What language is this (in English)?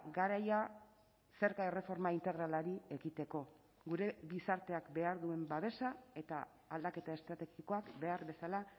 Basque